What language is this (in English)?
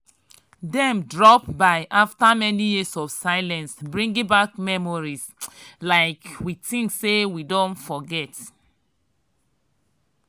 Nigerian Pidgin